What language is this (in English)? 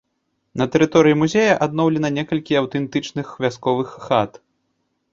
Belarusian